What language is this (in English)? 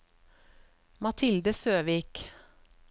Norwegian